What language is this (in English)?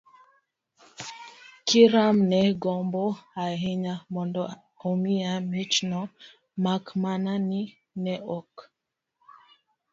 Luo (Kenya and Tanzania)